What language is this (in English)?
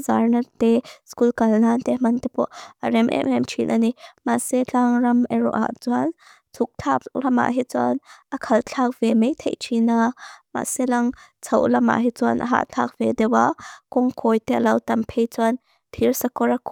Mizo